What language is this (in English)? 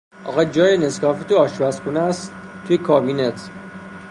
Persian